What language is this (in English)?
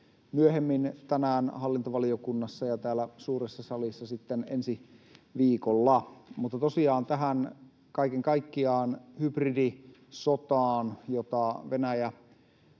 Finnish